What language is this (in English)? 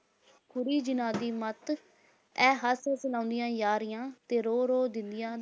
Punjabi